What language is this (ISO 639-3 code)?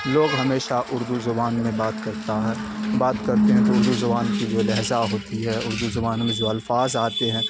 urd